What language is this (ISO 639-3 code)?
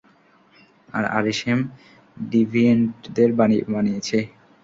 ben